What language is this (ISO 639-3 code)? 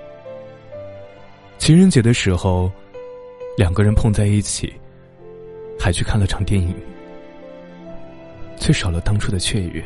zho